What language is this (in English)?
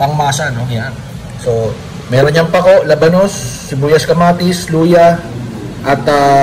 Filipino